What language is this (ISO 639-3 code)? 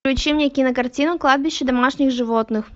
rus